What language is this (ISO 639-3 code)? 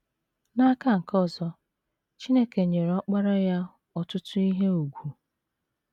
ibo